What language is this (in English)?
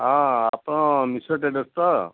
Odia